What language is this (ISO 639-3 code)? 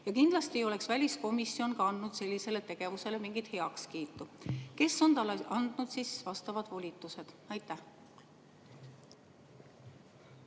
est